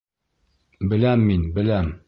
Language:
Bashkir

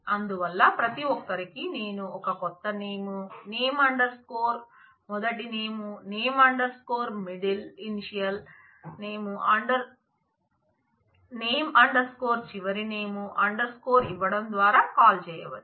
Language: Telugu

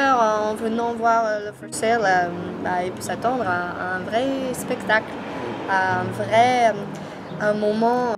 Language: French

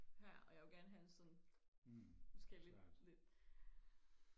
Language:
Danish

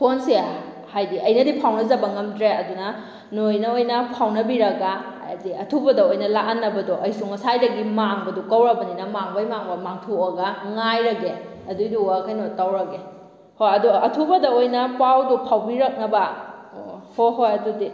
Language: Manipuri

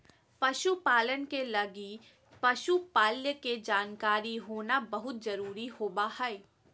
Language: Magahi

